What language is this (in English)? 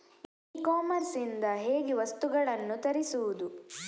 Kannada